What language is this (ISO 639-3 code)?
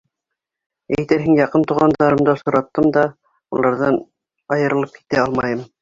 bak